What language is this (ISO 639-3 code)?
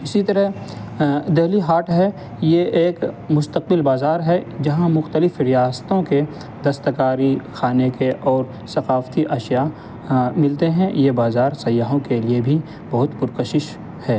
urd